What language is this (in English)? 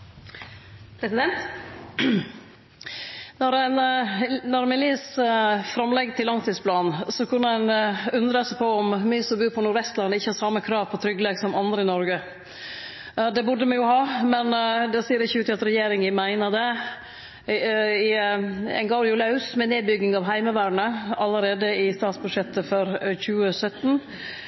Norwegian